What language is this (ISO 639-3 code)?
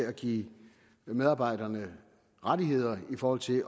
dan